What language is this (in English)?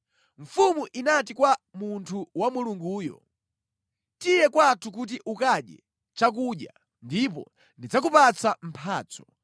Nyanja